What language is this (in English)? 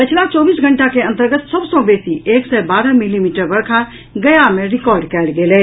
Maithili